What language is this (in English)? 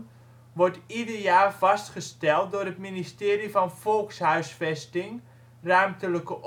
Dutch